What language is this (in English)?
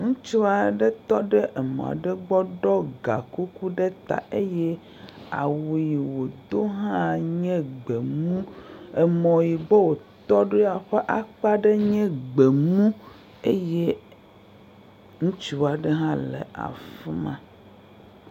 Ewe